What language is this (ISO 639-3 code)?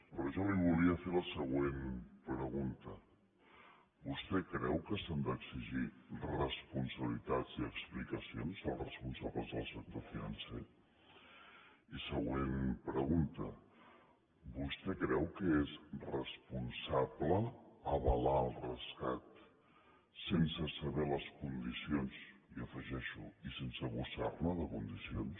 cat